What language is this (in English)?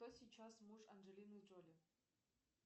Russian